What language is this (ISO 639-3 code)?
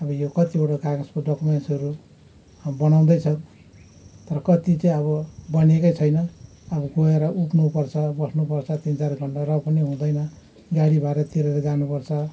nep